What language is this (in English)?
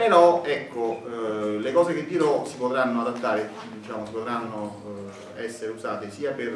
Italian